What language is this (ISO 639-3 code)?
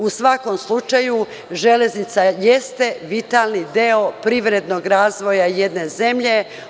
srp